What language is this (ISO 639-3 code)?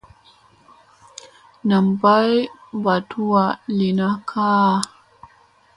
mse